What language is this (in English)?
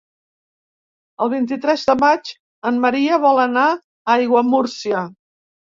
Catalan